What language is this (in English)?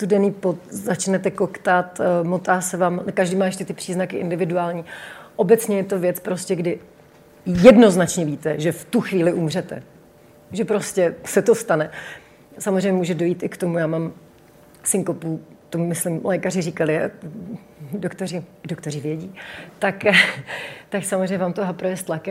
Czech